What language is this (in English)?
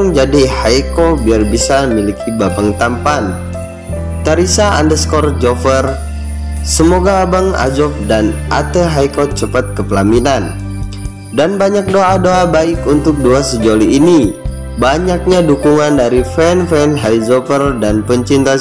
Indonesian